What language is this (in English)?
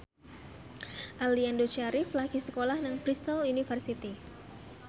Javanese